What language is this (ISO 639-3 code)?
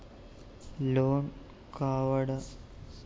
tel